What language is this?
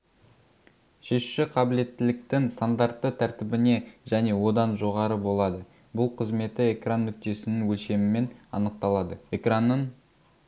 Kazakh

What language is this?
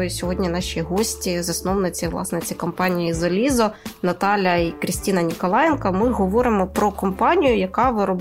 Ukrainian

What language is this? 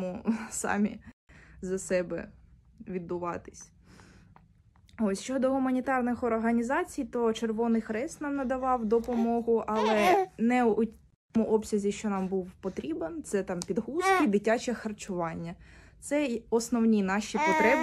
Ukrainian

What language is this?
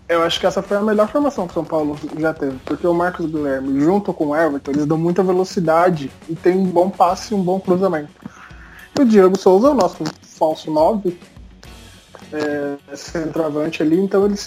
Portuguese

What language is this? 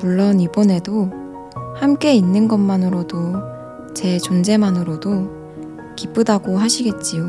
Korean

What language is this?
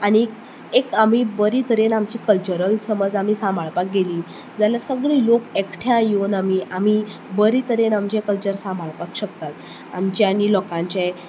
Konkani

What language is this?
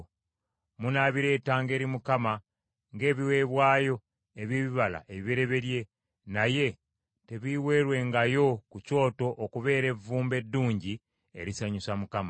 Ganda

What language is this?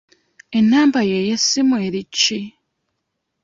Ganda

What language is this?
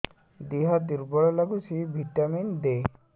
Odia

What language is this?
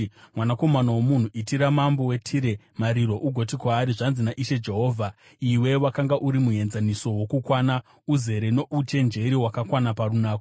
Shona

